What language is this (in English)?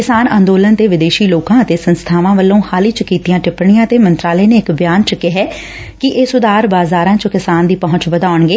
Punjabi